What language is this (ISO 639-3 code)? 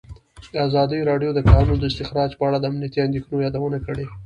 pus